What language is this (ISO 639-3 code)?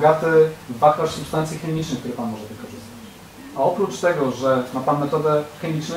pol